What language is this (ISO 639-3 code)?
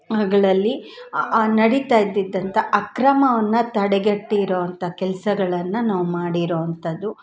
kan